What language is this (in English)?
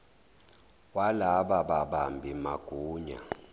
Zulu